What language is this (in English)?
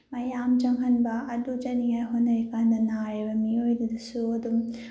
Manipuri